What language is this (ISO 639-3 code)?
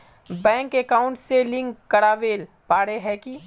mag